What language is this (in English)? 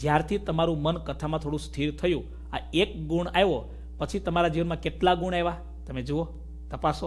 Hindi